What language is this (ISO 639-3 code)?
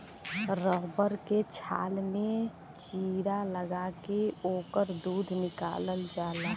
bho